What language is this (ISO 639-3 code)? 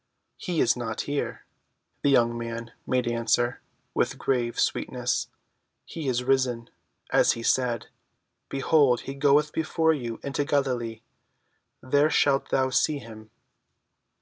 eng